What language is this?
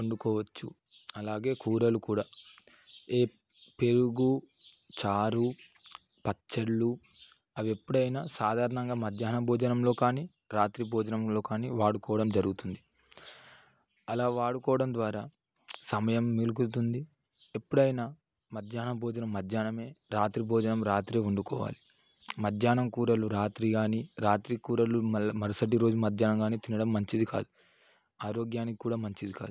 Telugu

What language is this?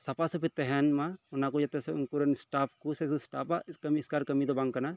Santali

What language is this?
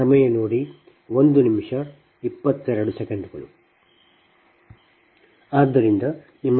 Kannada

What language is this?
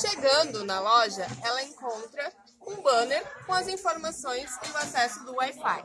Portuguese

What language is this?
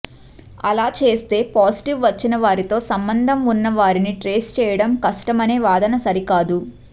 Telugu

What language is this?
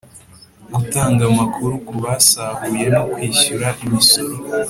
Kinyarwanda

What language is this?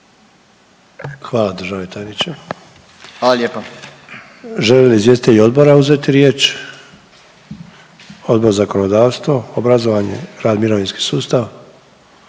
Croatian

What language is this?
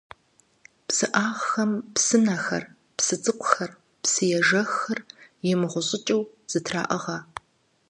Kabardian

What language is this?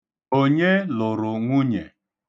Igbo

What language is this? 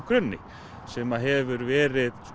Icelandic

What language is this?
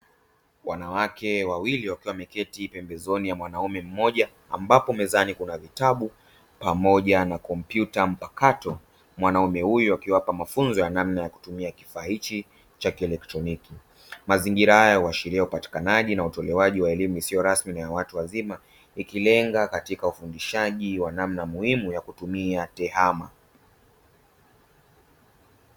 Swahili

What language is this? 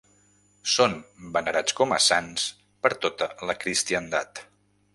Catalan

